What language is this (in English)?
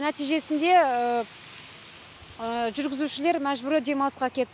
Kazakh